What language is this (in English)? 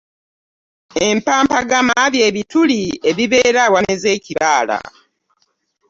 Ganda